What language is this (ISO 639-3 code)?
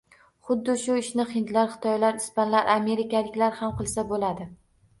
uzb